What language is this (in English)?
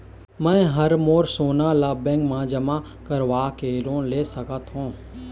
Chhattisgarhi